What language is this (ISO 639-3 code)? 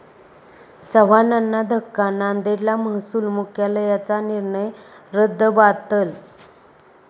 mar